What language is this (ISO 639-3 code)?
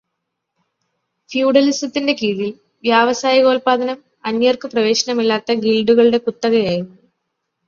mal